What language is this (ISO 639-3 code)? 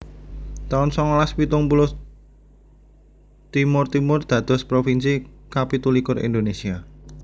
jav